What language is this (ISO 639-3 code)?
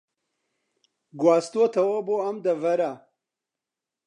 ckb